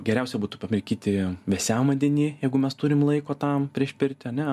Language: Lithuanian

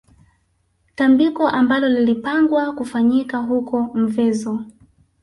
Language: Swahili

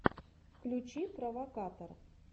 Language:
Russian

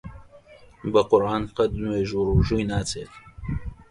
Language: Central Kurdish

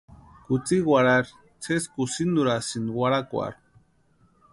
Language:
Western Highland Purepecha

